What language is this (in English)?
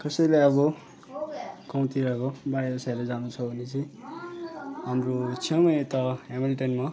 Nepali